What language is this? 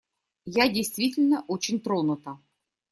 Russian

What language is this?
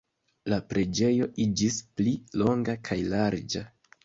Esperanto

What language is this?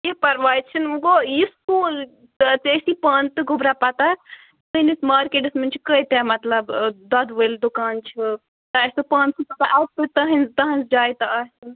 Kashmiri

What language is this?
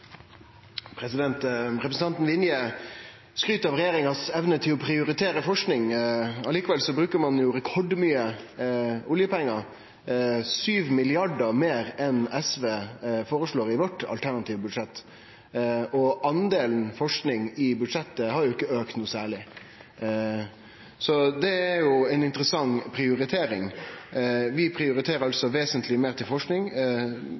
Norwegian Nynorsk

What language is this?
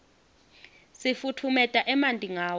Swati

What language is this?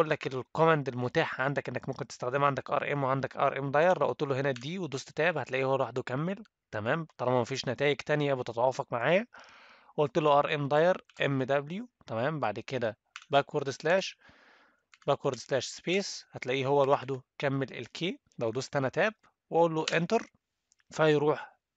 Arabic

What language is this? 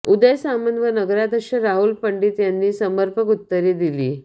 Marathi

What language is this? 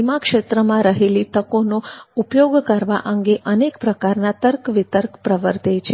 Gujarati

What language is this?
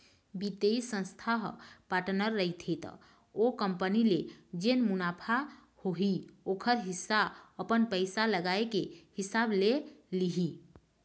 Chhattisgarhi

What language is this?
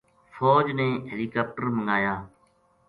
Gujari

